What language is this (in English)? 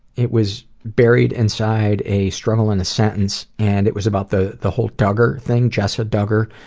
English